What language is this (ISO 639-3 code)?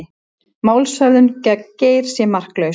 isl